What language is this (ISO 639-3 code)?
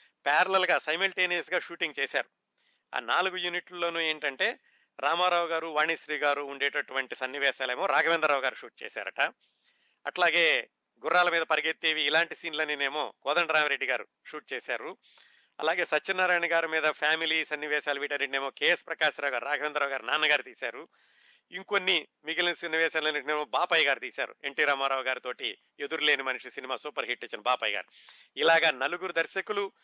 tel